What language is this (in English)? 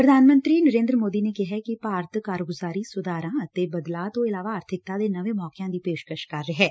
Punjabi